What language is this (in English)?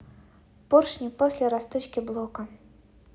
Russian